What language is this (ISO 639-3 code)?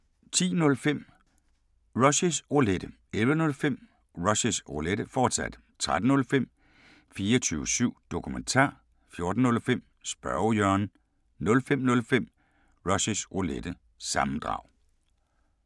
dan